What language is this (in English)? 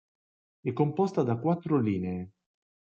Italian